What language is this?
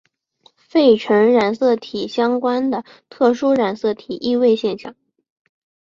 Chinese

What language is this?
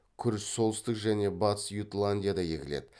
Kazakh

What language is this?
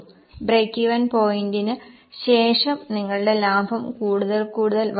Malayalam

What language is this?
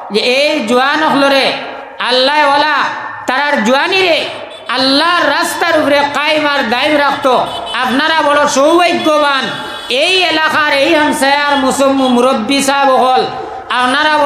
Indonesian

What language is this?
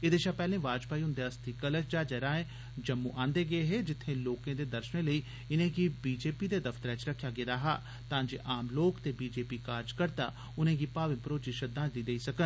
Dogri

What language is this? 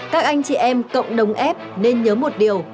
Vietnamese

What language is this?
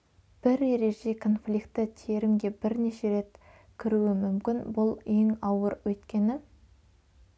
Kazakh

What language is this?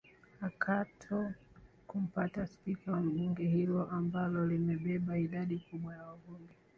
Swahili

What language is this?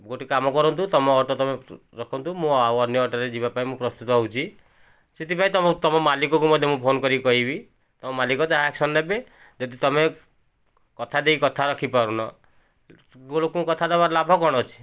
Odia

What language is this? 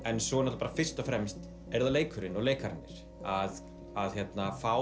Icelandic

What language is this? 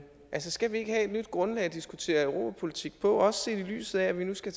Danish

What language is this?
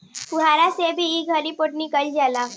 Bhojpuri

